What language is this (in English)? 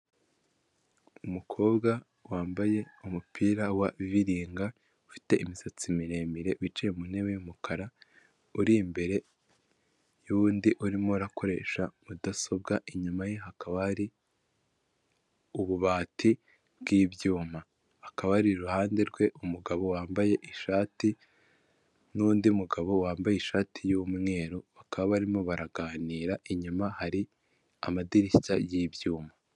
Kinyarwanda